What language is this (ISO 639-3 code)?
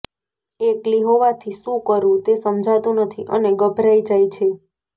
guj